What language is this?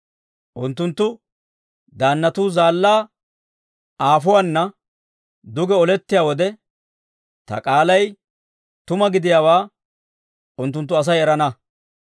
Dawro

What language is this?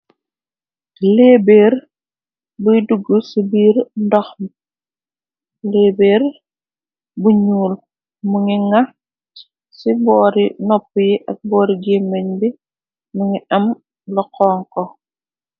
Wolof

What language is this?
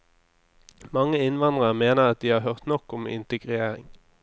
Norwegian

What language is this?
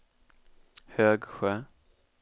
Swedish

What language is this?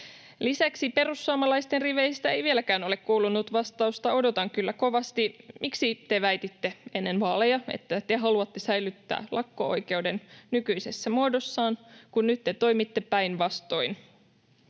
Finnish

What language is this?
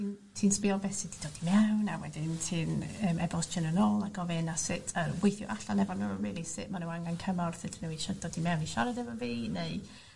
Welsh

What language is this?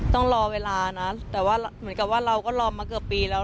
Thai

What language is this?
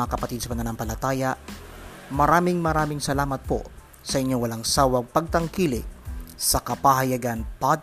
Filipino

